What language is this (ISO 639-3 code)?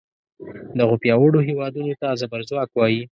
pus